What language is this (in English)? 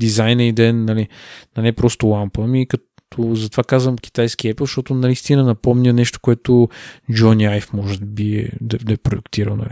Bulgarian